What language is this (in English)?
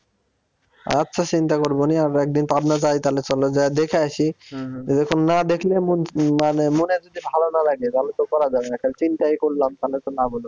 Bangla